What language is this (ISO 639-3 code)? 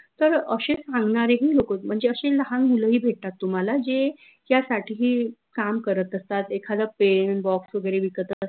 mar